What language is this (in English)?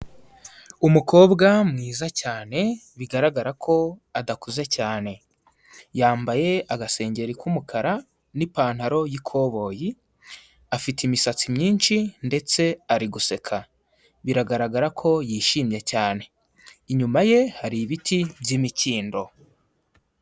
Kinyarwanda